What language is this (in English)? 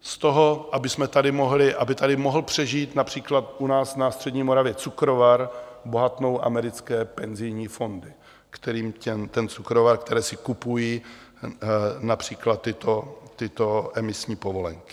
Czech